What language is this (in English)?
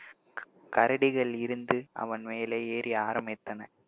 Tamil